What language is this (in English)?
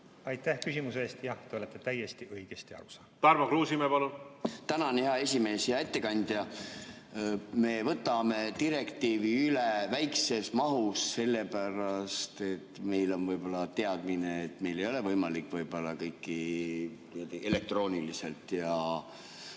Estonian